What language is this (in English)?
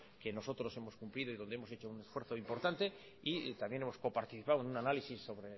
Spanish